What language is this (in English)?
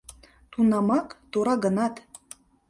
Mari